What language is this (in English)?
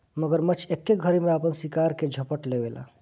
Bhojpuri